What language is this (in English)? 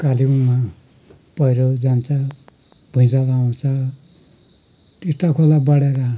Nepali